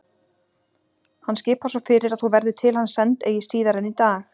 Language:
Icelandic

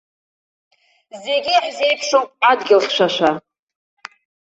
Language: Abkhazian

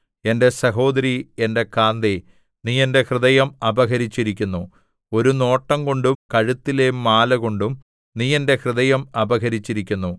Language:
Malayalam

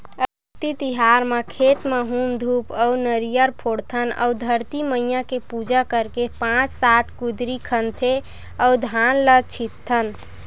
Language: Chhattisgarhi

